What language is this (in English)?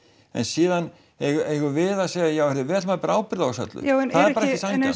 Icelandic